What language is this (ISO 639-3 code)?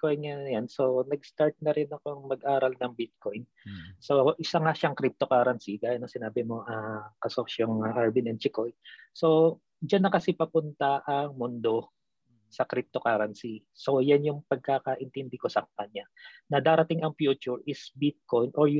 fil